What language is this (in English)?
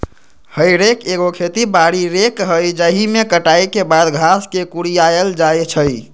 Magahi